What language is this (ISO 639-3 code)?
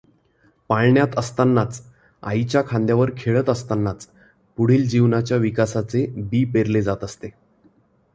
mar